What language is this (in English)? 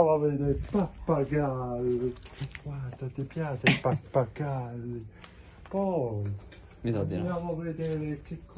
Italian